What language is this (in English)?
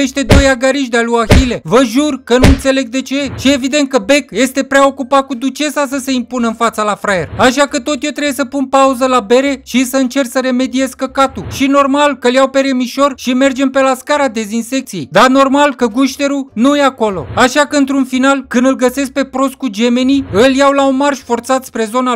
Romanian